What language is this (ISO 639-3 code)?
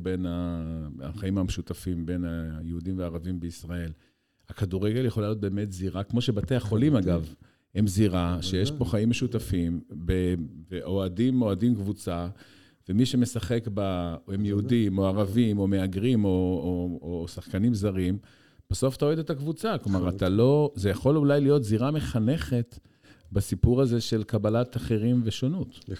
heb